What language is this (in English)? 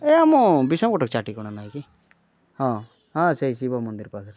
Odia